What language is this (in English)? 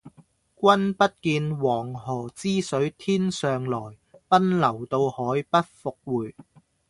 Cantonese